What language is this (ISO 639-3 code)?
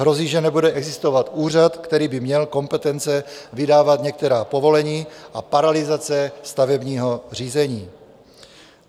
ces